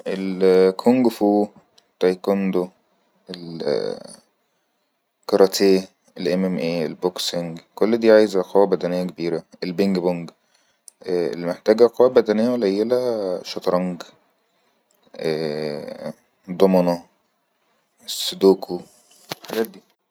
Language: Egyptian Arabic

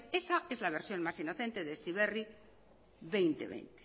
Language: Spanish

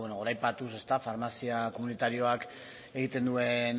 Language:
Basque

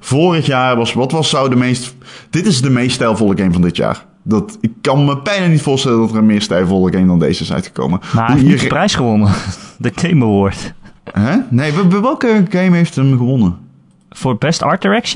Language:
Dutch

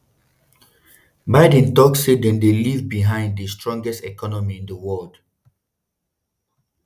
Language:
Nigerian Pidgin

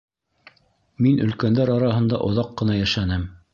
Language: Bashkir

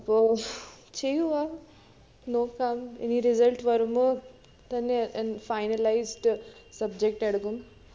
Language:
Malayalam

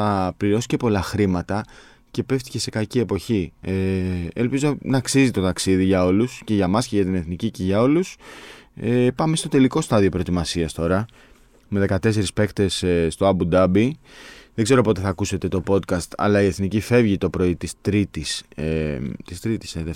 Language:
Greek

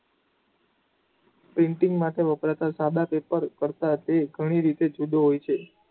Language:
Gujarati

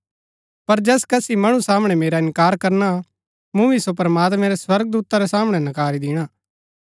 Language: Gaddi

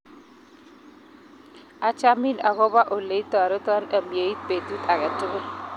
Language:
Kalenjin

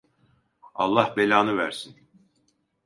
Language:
Turkish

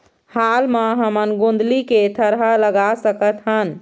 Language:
Chhattisgarhi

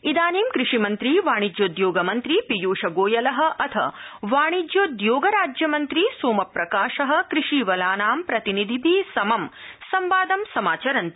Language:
Sanskrit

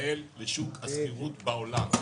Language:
Hebrew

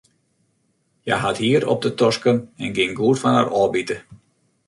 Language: Western Frisian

